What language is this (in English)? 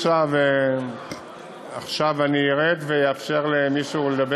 Hebrew